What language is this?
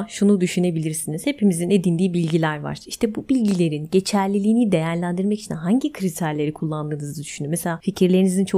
Turkish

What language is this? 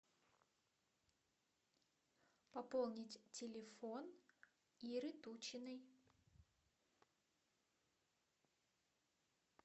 Russian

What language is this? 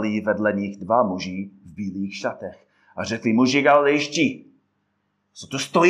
Czech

